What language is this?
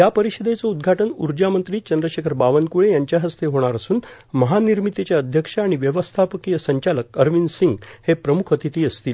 Marathi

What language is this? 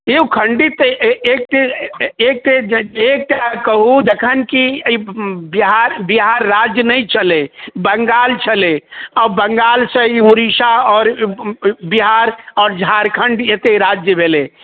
Maithili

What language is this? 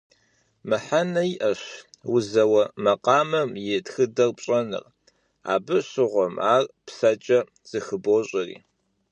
Kabardian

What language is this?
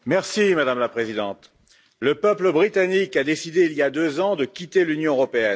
French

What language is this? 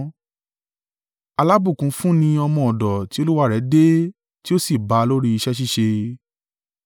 Yoruba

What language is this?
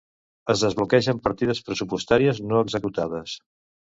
Catalan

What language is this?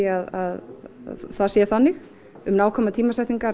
Icelandic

